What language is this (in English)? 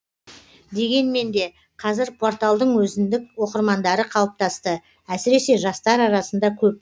Kazakh